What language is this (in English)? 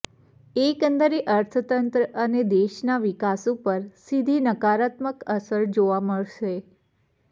Gujarati